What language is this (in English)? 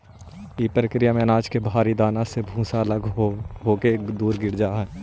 Magahi